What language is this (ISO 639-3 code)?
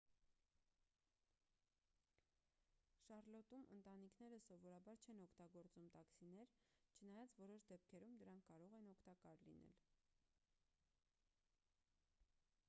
hye